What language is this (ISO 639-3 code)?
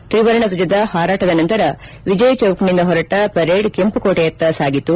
kan